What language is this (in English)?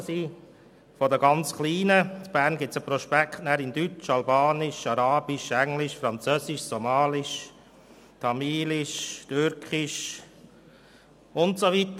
Swiss German